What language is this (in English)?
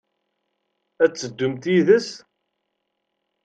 Kabyle